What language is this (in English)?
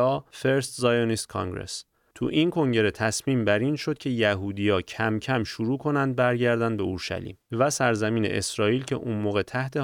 Persian